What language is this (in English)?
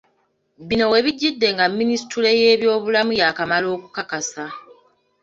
Ganda